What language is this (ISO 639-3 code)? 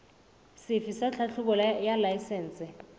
sot